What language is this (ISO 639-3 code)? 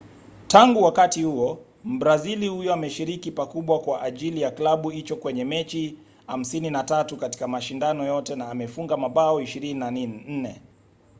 swa